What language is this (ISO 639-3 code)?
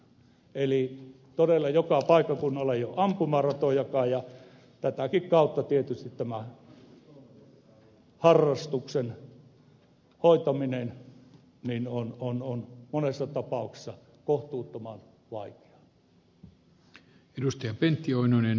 fin